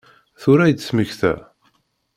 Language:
Kabyle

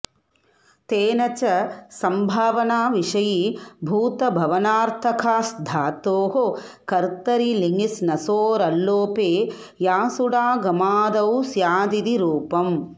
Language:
Sanskrit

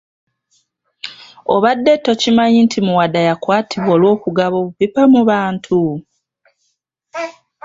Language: Ganda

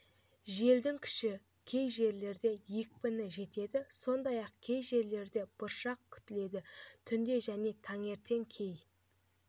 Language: Kazakh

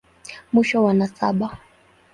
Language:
Swahili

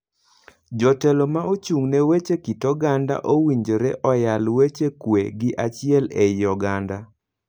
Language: Luo (Kenya and Tanzania)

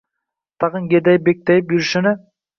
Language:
Uzbek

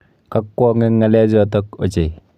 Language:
Kalenjin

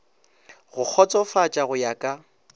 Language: Northern Sotho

